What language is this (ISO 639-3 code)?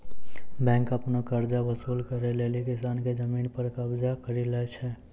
mai